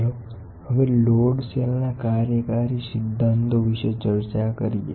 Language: Gujarati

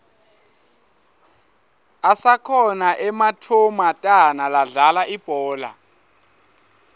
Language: Swati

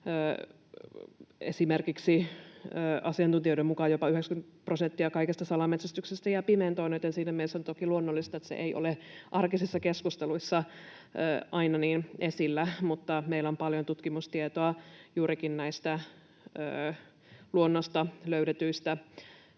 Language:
Finnish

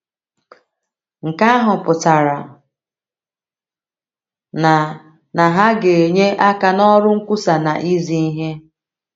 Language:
Igbo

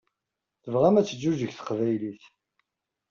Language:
Kabyle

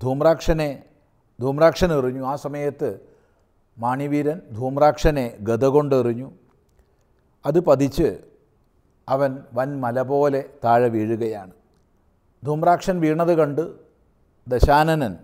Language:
Arabic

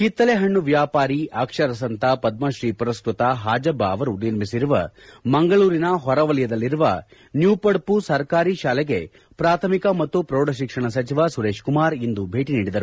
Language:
Kannada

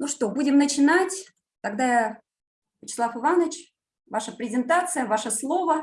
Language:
Russian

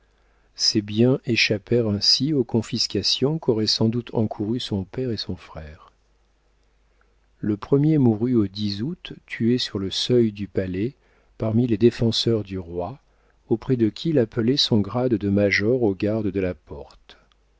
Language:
French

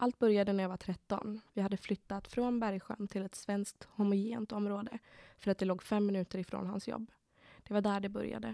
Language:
Swedish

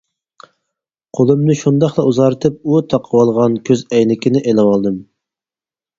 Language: Uyghur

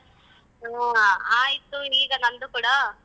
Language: Kannada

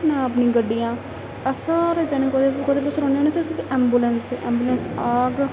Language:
Dogri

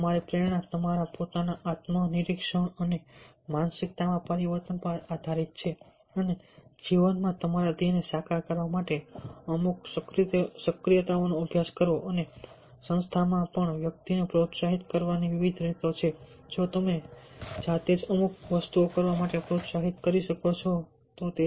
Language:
Gujarati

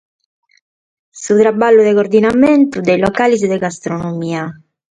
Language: Sardinian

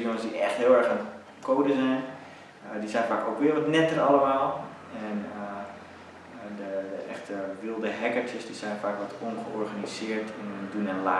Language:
Dutch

